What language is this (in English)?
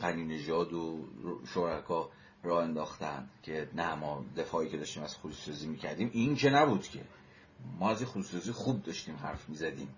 Persian